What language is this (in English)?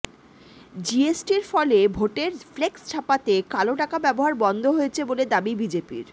Bangla